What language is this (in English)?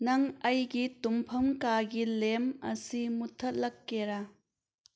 Manipuri